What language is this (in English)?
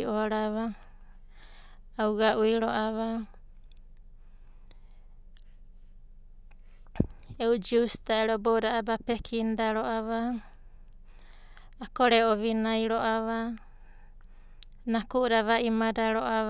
Abadi